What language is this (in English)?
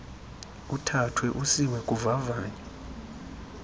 Xhosa